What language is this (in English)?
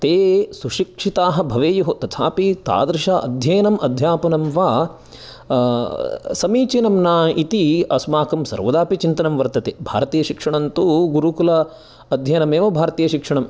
Sanskrit